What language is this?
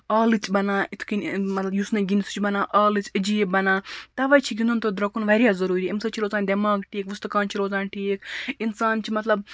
Kashmiri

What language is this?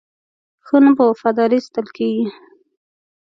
Pashto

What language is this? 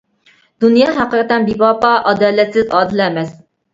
Uyghur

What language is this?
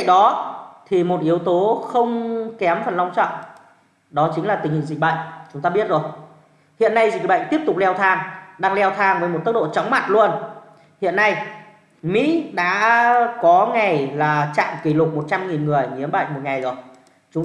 Vietnamese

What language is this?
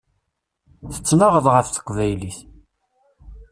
Kabyle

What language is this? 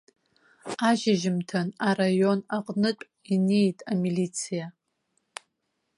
Abkhazian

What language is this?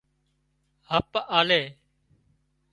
Wadiyara Koli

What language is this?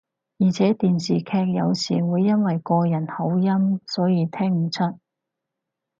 Cantonese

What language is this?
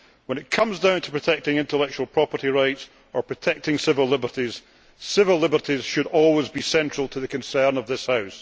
English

